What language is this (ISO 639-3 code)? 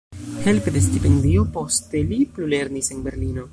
epo